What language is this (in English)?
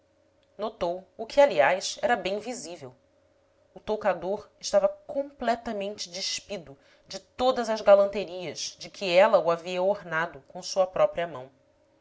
Portuguese